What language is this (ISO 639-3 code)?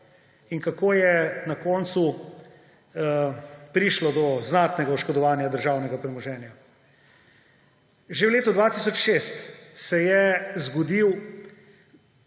slv